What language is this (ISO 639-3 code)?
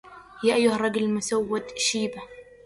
ara